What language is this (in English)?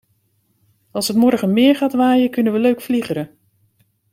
Dutch